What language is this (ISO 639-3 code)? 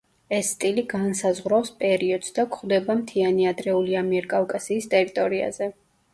kat